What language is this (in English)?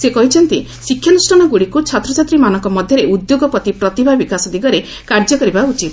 Odia